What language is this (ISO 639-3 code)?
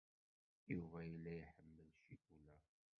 kab